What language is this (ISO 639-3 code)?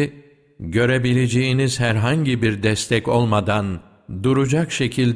tur